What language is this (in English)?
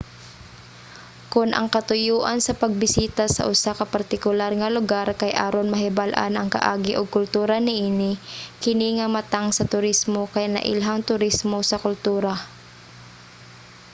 Cebuano